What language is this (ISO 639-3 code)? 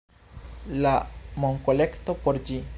epo